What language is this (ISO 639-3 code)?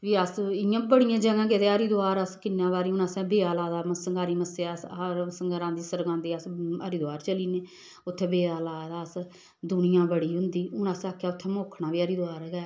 doi